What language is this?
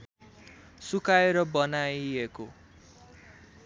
Nepali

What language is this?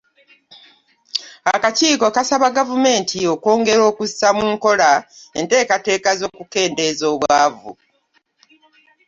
Ganda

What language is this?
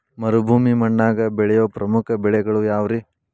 Kannada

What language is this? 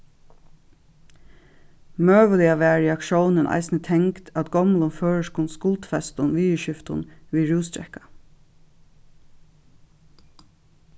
Faroese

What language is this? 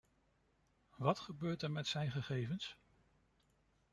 Dutch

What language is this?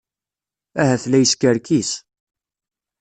Kabyle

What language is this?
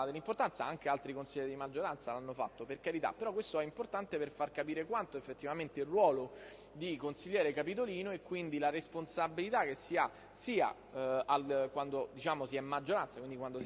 Italian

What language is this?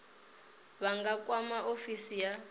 Venda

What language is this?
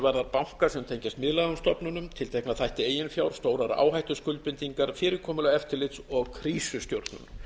Icelandic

